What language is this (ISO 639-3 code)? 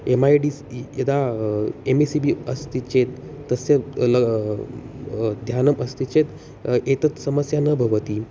san